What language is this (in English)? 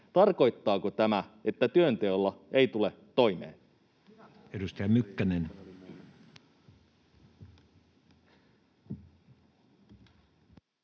Finnish